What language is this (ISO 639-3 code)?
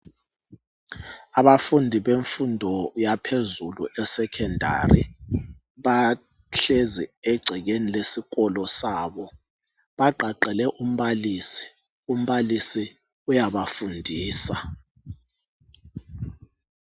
nde